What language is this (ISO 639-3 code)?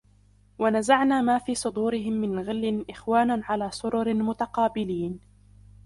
ara